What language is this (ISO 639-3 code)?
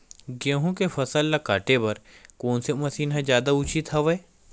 hne